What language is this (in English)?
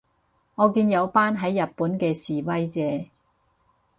Cantonese